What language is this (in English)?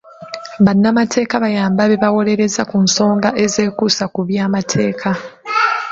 Ganda